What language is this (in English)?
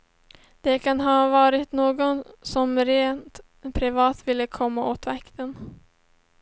Swedish